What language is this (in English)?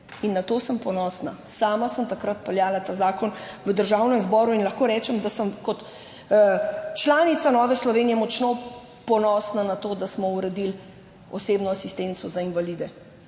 Slovenian